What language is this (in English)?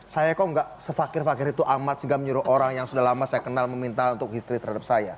Indonesian